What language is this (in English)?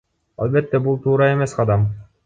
Kyrgyz